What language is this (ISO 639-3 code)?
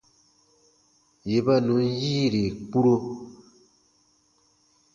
bba